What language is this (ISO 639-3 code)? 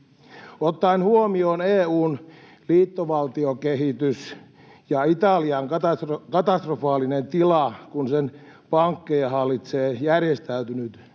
fin